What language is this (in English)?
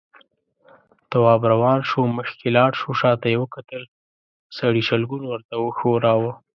Pashto